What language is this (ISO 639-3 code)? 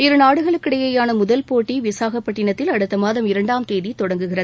tam